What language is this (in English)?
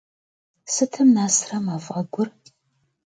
Kabardian